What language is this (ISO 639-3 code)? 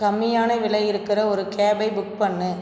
tam